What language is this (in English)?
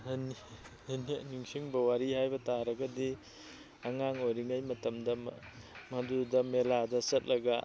Manipuri